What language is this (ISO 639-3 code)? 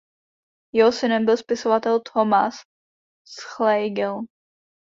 ces